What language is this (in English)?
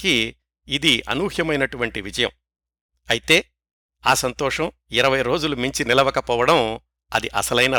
Telugu